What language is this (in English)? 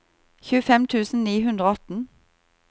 Norwegian